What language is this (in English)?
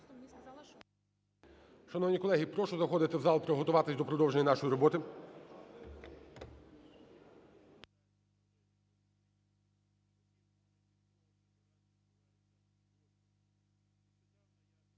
Ukrainian